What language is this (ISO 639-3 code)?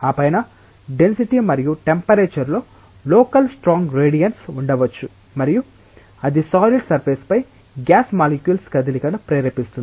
tel